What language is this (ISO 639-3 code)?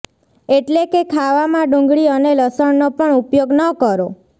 guj